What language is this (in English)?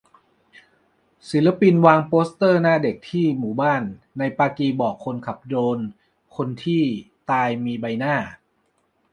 Thai